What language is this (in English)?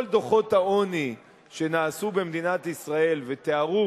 Hebrew